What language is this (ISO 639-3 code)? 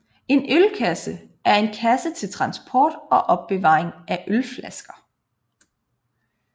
dan